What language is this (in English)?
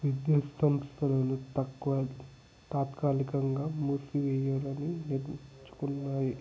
Telugu